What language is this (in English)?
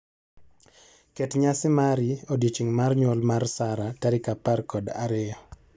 Luo (Kenya and Tanzania)